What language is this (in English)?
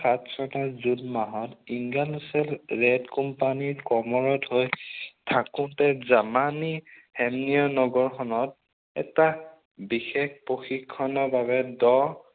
Assamese